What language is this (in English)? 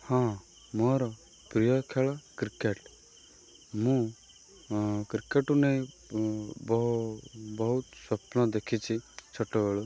Odia